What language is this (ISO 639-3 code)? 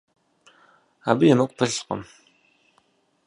kbd